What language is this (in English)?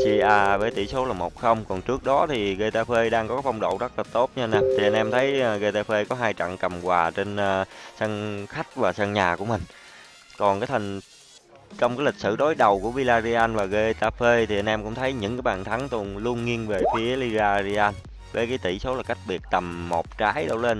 Vietnamese